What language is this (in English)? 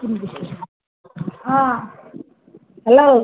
Assamese